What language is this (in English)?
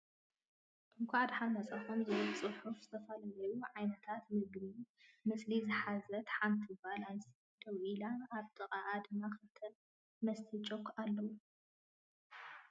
Tigrinya